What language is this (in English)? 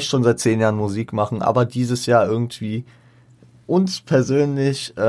German